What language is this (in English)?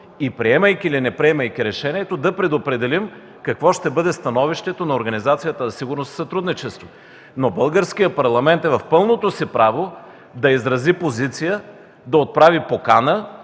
Bulgarian